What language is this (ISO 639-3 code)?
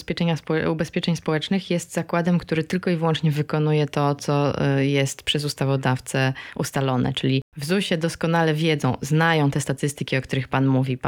pol